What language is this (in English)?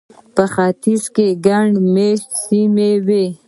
Pashto